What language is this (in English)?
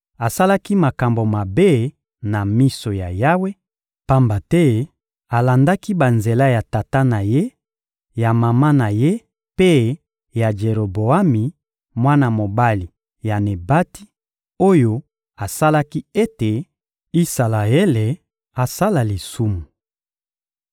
Lingala